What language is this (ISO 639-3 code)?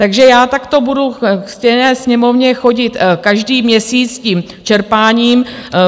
ces